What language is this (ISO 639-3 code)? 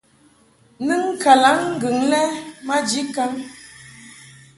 mhk